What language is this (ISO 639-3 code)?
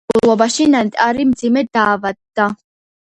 kat